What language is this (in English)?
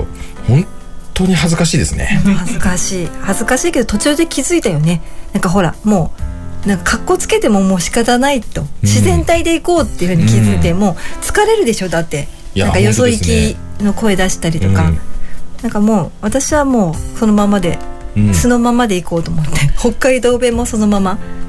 Japanese